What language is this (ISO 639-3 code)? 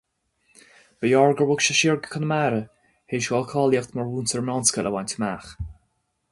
gle